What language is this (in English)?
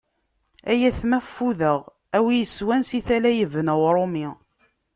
Kabyle